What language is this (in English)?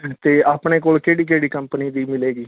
Punjabi